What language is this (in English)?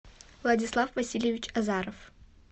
Russian